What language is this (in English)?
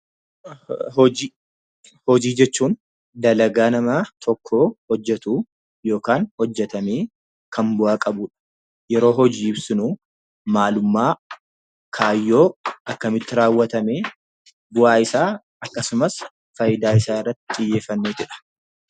Oromo